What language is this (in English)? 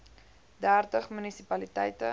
Afrikaans